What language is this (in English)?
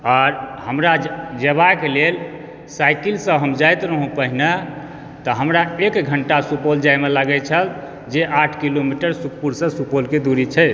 Maithili